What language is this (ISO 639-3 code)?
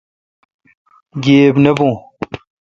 xka